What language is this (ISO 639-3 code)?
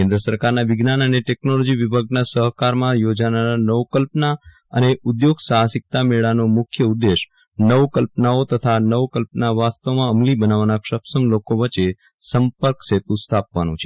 guj